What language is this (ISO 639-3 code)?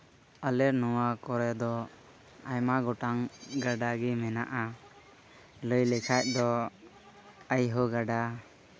sat